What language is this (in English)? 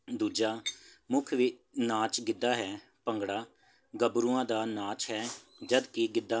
Punjabi